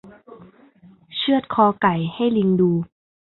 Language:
Thai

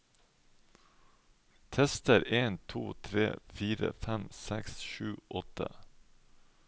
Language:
Norwegian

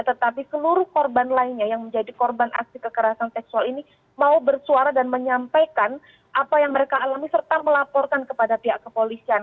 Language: Indonesian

